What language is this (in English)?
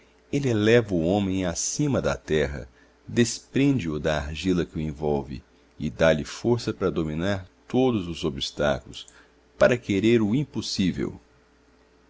Portuguese